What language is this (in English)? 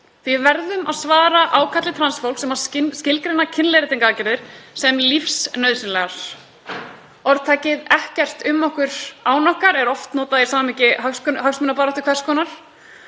Icelandic